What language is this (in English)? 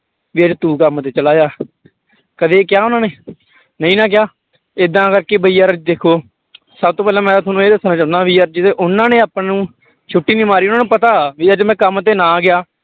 Punjabi